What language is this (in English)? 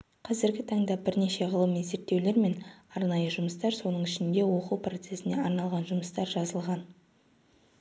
Kazakh